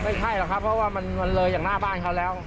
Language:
Thai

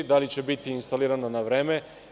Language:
Serbian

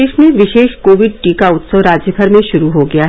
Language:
Hindi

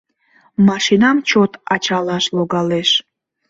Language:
Mari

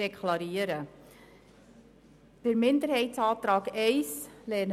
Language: Swiss German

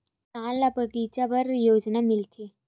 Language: Chhattisgarhi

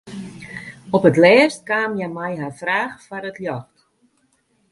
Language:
Western Frisian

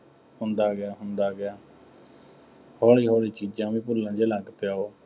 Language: Punjabi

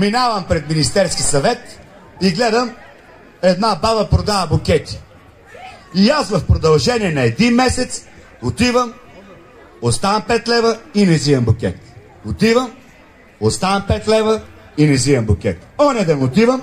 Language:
Romanian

